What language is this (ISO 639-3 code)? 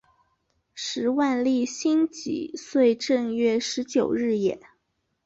zho